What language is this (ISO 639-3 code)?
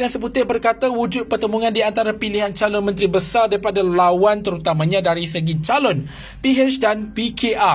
msa